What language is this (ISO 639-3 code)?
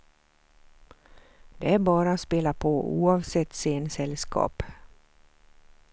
swe